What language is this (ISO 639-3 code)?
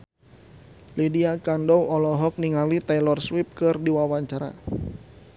sun